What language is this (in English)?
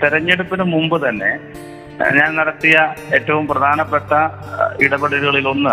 Malayalam